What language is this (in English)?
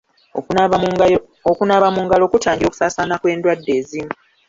Ganda